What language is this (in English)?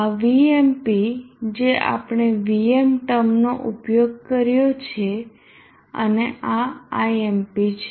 Gujarati